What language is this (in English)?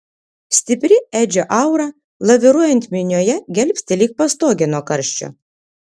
Lithuanian